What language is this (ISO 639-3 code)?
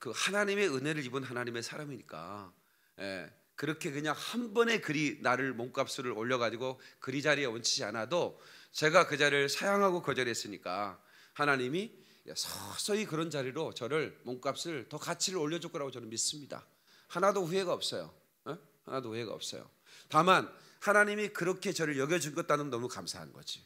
kor